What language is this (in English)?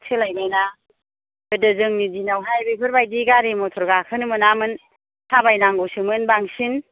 Bodo